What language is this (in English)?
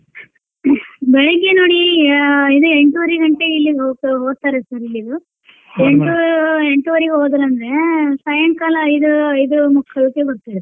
Kannada